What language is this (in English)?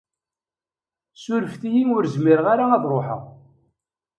Kabyle